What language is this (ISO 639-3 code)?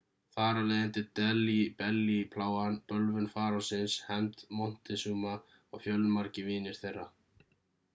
isl